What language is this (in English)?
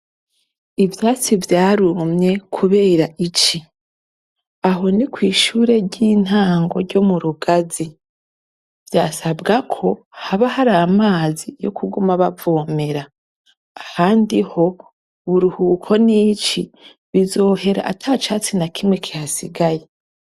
Rundi